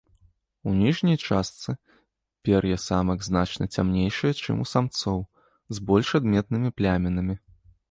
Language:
Belarusian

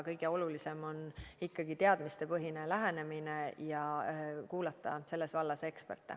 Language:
Estonian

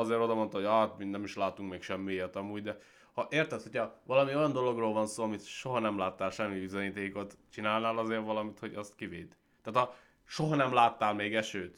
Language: Hungarian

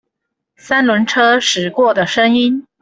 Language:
Chinese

